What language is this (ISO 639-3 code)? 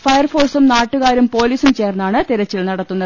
mal